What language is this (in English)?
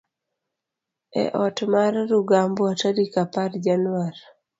Luo (Kenya and Tanzania)